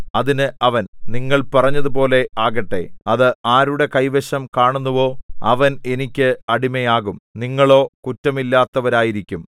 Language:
Malayalam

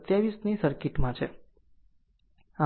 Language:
Gujarati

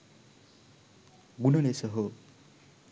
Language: Sinhala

